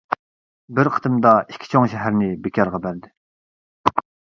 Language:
Uyghur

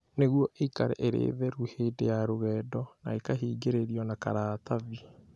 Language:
Kikuyu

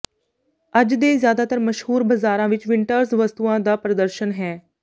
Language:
Punjabi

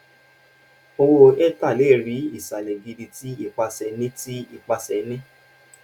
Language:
Yoruba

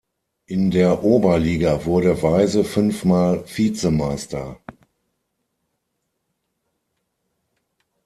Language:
German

